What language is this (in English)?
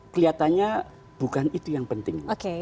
Indonesian